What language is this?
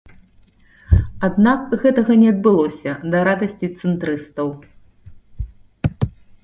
Belarusian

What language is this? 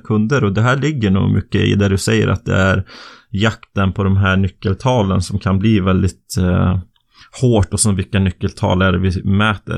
Swedish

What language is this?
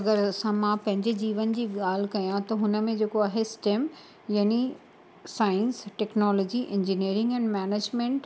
Sindhi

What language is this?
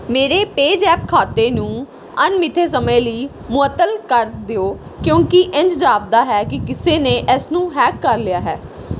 Punjabi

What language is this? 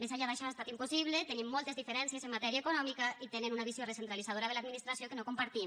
Catalan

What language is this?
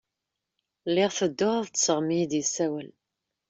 Kabyle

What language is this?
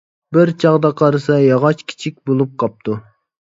Uyghur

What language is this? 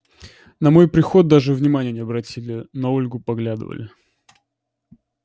Russian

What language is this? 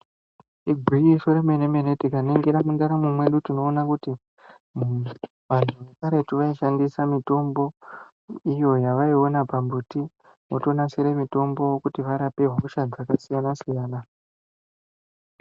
Ndau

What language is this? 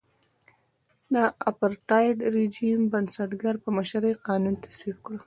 Pashto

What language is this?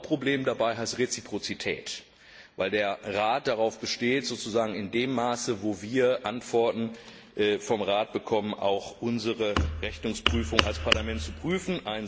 German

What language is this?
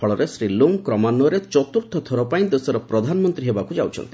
Odia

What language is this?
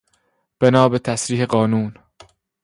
Persian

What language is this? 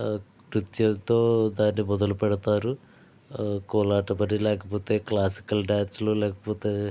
Telugu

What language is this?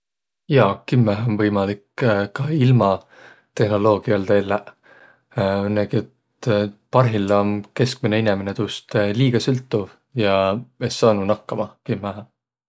Võro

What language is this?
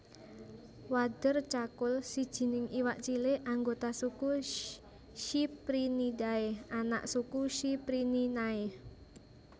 Javanese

